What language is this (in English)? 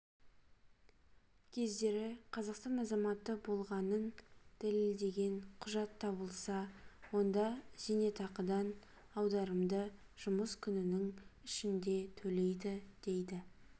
Kazakh